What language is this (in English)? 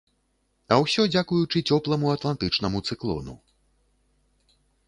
Belarusian